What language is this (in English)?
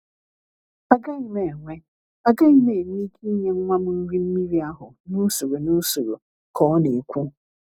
Igbo